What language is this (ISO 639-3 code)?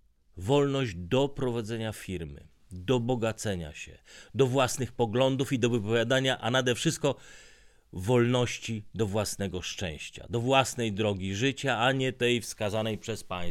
pol